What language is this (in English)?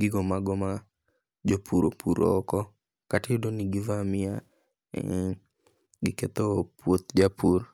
Luo (Kenya and Tanzania)